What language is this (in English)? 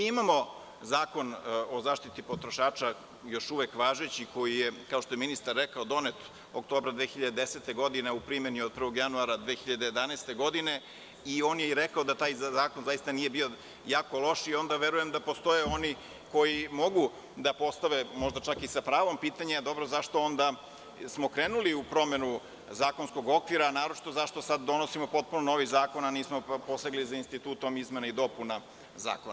Serbian